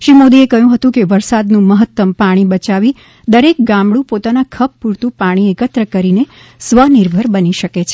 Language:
Gujarati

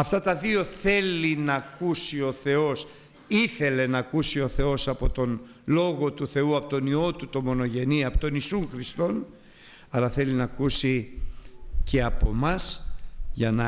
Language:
Greek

